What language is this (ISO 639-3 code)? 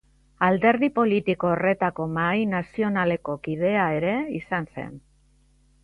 eus